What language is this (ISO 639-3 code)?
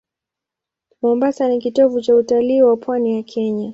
swa